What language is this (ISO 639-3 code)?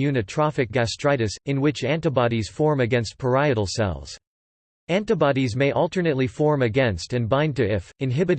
eng